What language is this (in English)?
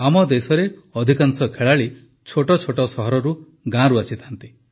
Odia